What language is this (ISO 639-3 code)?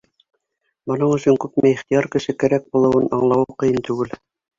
bak